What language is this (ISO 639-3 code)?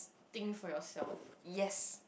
eng